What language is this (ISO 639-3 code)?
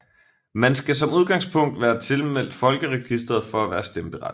dan